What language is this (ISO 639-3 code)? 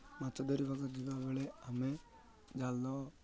ori